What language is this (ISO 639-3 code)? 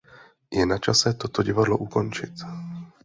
ces